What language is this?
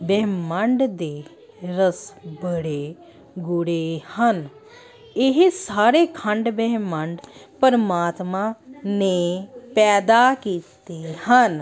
Punjabi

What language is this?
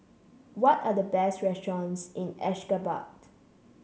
English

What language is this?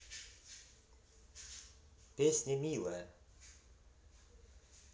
Russian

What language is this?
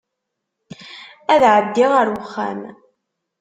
Kabyle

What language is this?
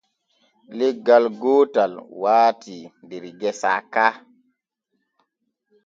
Borgu Fulfulde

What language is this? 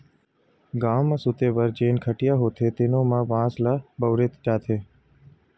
Chhattisgarhi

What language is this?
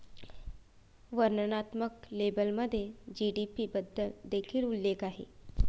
Marathi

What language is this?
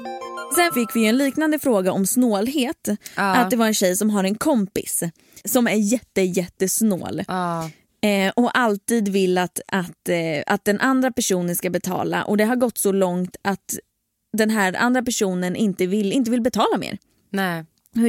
Swedish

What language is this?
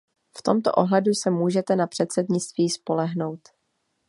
Czech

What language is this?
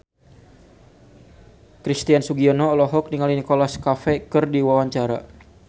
Sundanese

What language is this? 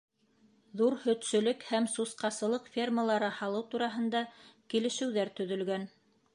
Bashkir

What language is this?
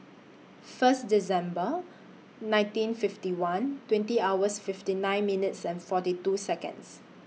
English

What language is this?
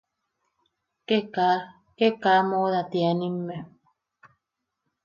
Yaqui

